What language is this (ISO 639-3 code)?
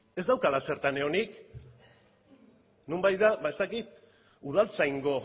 eus